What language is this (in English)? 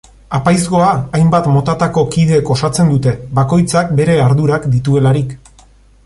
Basque